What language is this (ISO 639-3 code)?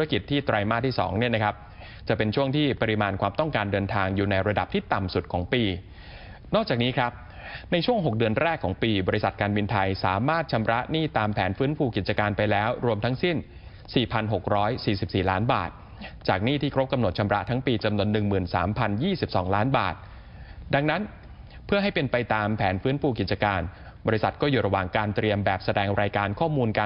tha